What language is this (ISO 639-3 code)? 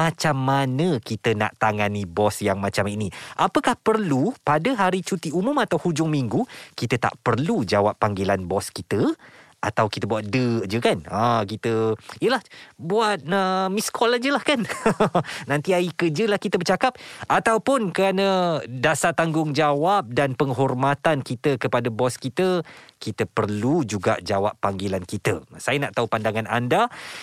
msa